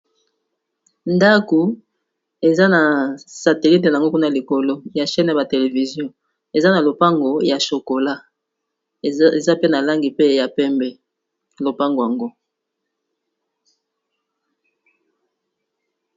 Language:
Lingala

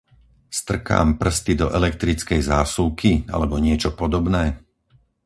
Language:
Slovak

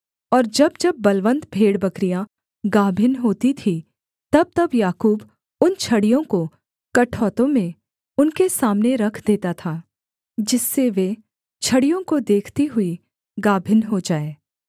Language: Hindi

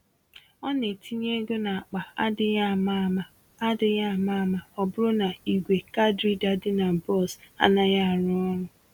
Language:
Igbo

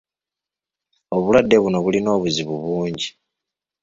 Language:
Ganda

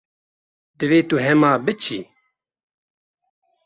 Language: Kurdish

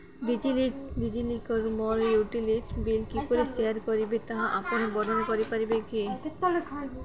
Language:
Odia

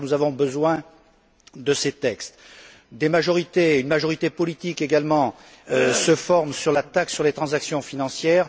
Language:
French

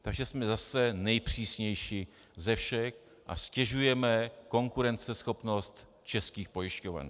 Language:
Czech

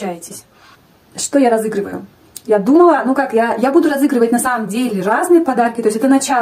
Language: Russian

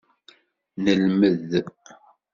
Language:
Kabyle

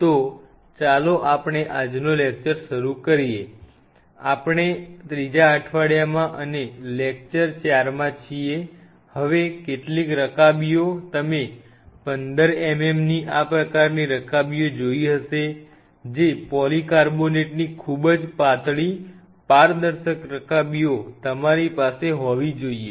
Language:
Gujarati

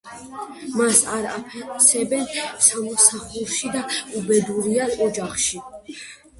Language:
Georgian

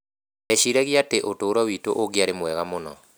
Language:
Kikuyu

